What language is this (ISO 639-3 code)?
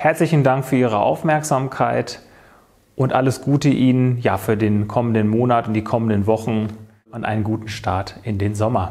deu